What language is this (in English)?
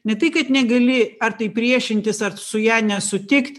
Lithuanian